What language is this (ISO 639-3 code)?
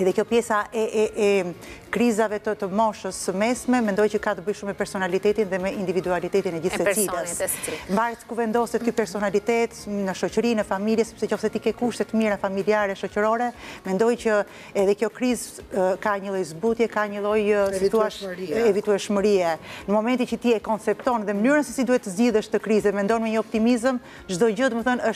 ron